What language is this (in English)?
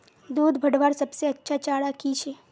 Magahi